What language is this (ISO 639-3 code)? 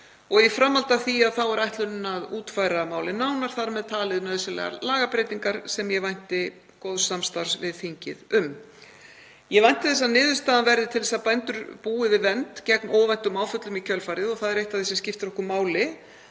isl